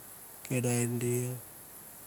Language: Mandara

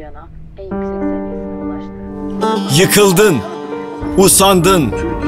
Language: Turkish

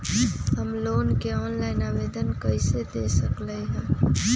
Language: Magahi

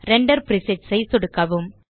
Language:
Tamil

